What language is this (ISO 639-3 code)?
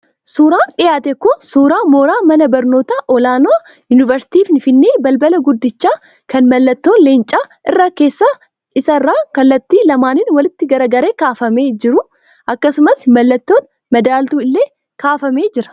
orm